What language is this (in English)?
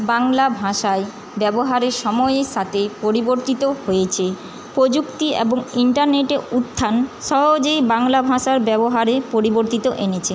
Bangla